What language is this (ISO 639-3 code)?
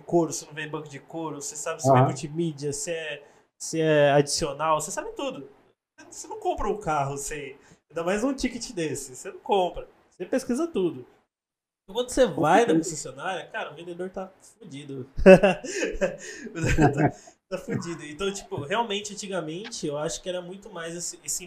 por